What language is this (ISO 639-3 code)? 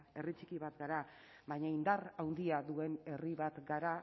eus